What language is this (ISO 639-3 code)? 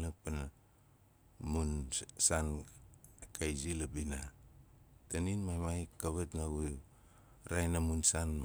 nal